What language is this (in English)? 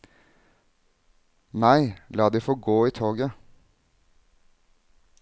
Norwegian